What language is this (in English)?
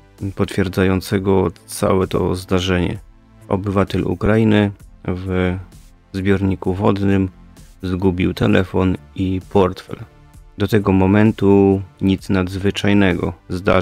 Polish